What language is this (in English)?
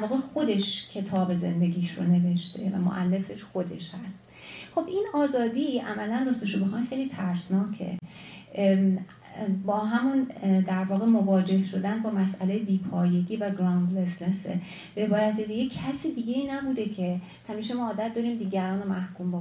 Persian